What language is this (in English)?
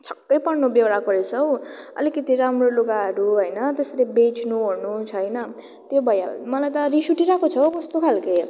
Nepali